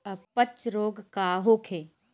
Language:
Bhojpuri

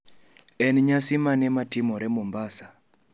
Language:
Luo (Kenya and Tanzania)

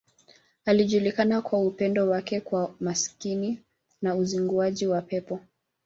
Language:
Swahili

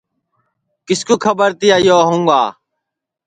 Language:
Sansi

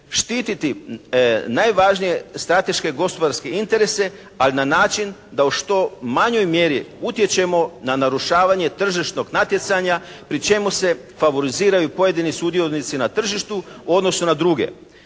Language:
Croatian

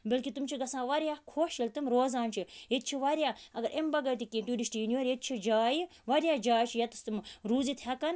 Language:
Kashmiri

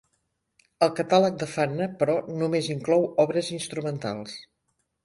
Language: Catalan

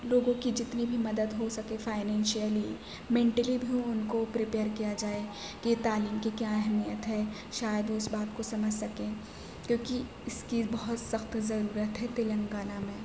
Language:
Urdu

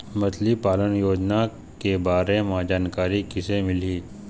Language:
Chhattisgarhi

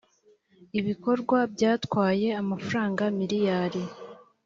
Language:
Kinyarwanda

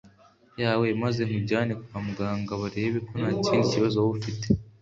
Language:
Kinyarwanda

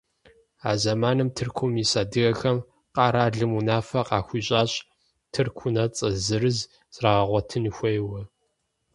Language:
Kabardian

